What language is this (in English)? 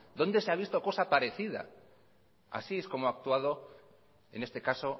Spanish